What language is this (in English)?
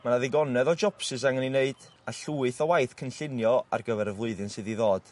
Welsh